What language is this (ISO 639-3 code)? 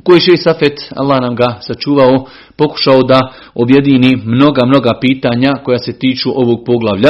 hrv